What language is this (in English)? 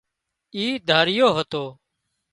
Wadiyara Koli